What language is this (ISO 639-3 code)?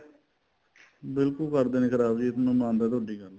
pan